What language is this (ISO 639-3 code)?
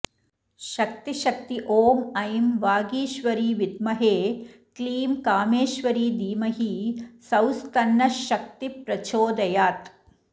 san